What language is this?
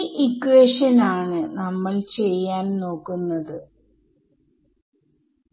Malayalam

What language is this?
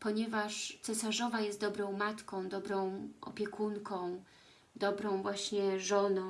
Polish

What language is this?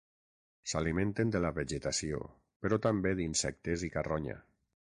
Catalan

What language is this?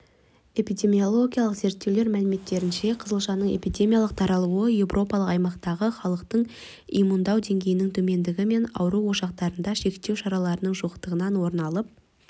Kazakh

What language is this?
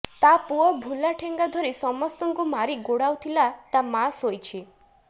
Odia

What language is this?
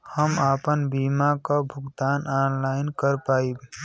Bhojpuri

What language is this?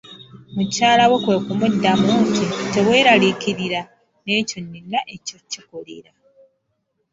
Ganda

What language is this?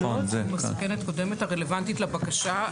Hebrew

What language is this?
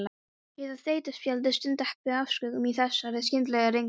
Icelandic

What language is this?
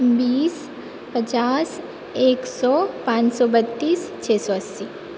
Maithili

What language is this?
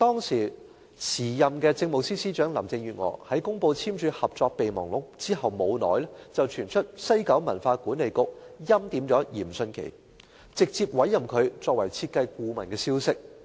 Cantonese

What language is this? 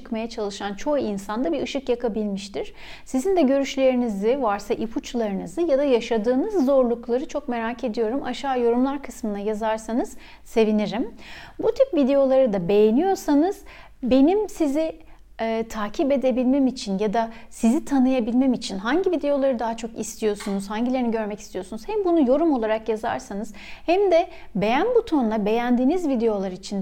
Turkish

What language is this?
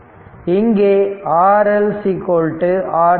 Tamil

